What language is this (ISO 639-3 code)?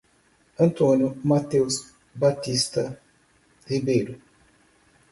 por